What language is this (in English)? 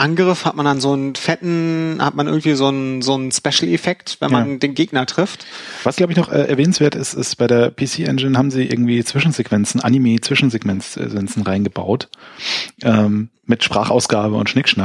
German